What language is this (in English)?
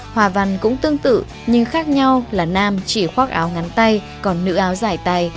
Vietnamese